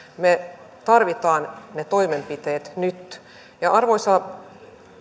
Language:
Finnish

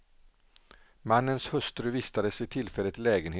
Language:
Swedish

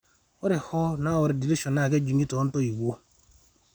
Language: Masai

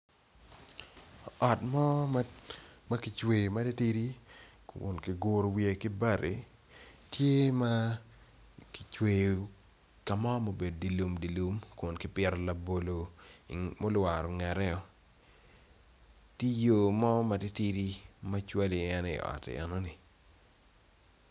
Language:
Acoli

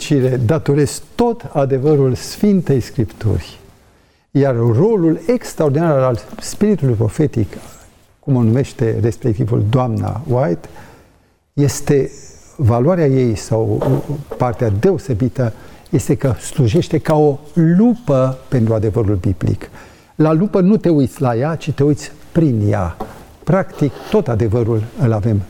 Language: Romanian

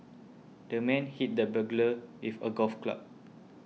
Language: English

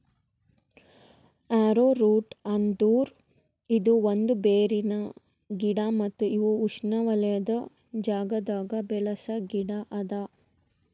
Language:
Kannada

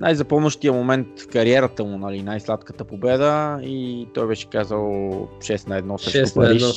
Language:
Bulgarian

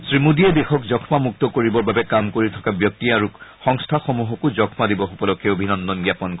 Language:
Assamese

